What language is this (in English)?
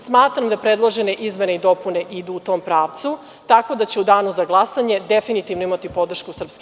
Serbian